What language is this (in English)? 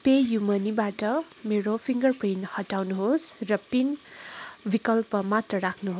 Nepali